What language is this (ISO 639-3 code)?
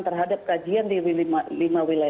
ind